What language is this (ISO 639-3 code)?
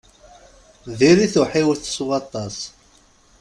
kab